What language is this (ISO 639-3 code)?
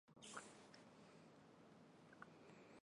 zho